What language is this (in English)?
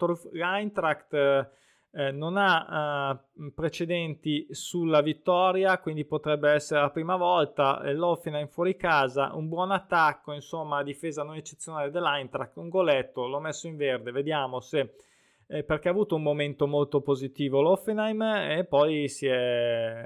Italian